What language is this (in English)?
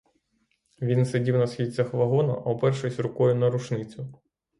Ukrainian